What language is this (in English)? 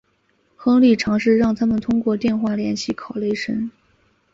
Chinese